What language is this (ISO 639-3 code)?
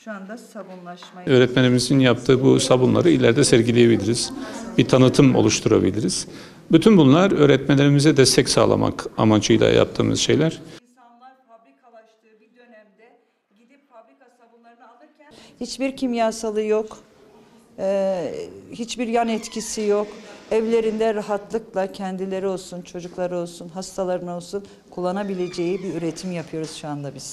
tur